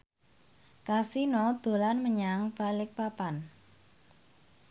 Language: Javanese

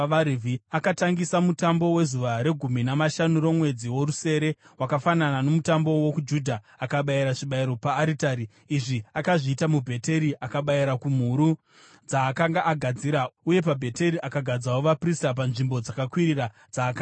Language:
Shona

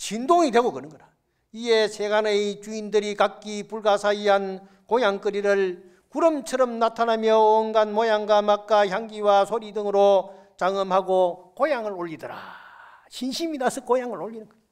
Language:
Korean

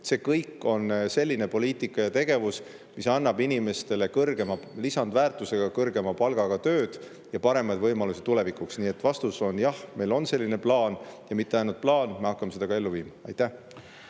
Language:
Estonian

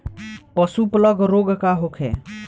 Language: Bhojpuri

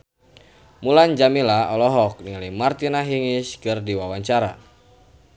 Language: Sundanese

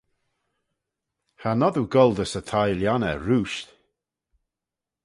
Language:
Manx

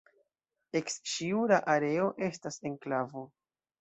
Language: Esperanto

